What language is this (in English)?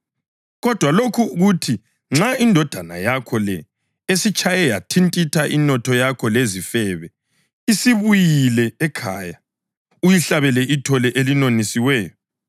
North Ndebele